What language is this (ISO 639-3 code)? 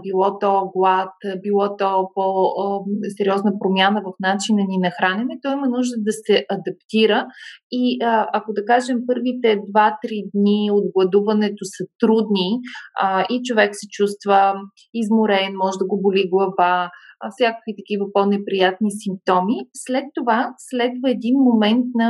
bul